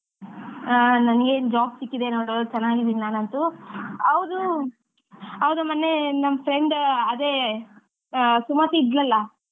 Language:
Kannada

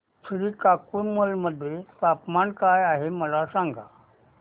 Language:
Marathi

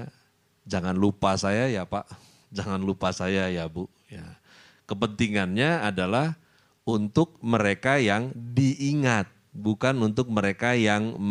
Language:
Indonesian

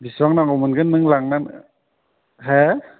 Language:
Bodo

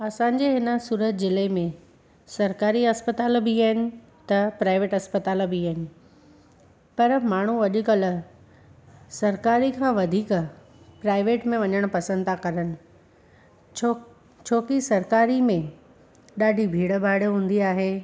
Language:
Sindhi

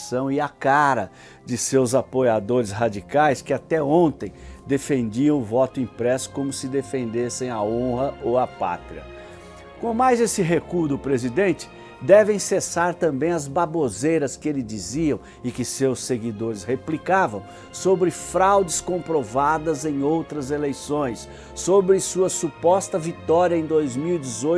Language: Portuguese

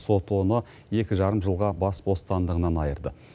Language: Kazakh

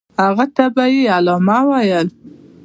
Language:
Pashto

